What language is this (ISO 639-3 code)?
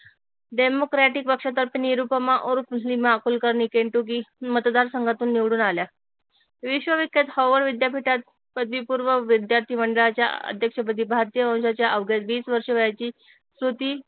mar